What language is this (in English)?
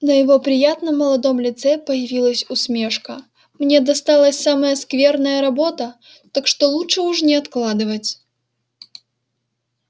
Russian